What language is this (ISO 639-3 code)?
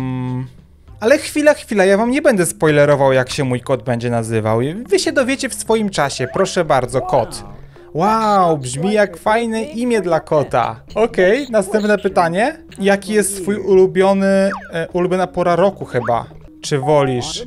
pol